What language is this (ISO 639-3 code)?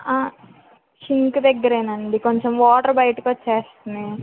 tel